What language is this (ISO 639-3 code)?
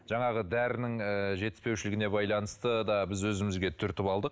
kaz